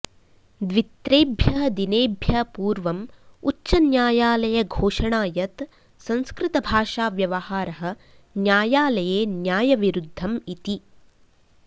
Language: Sanskrit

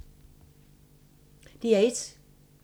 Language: Danish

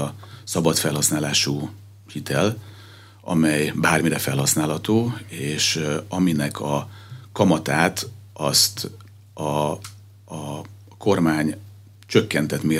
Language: Hungarian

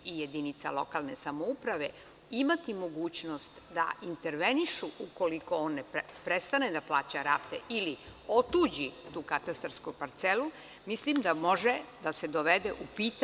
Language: Serbian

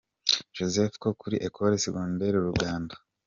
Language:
Kinyarwanda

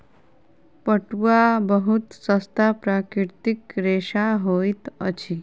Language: Maithili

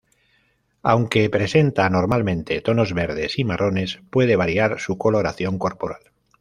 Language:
Spanish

